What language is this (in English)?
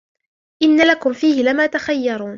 Arabic